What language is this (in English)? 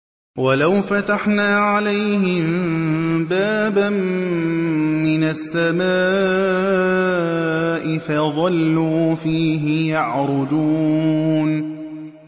Arabic